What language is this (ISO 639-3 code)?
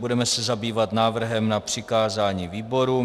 ces